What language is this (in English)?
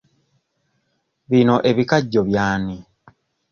Ganda